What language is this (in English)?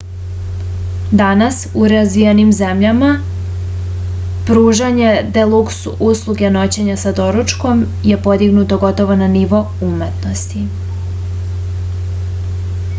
Serbian